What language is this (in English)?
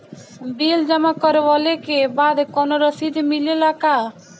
Bhojpuri